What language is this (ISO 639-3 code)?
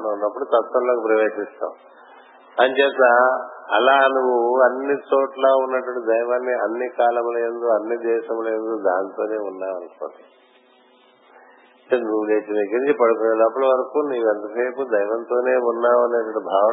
tel